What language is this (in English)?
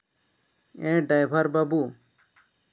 Santali